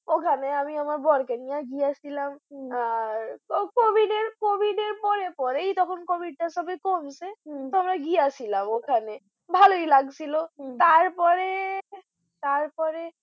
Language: Bangla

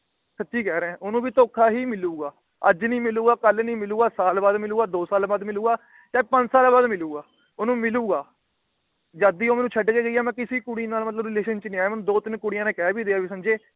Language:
Punjabi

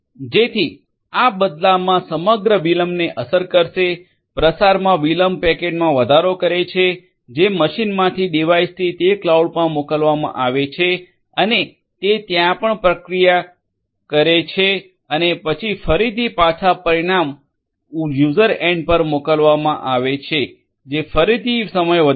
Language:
Gujarati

